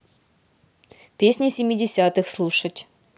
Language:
Russian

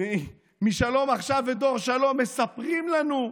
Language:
Hebrew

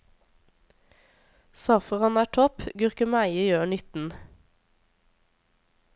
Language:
Norwegian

